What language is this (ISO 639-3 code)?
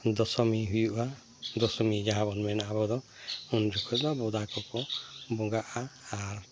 sat